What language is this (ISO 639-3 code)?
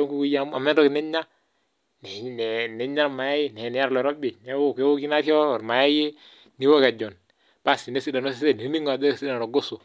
mas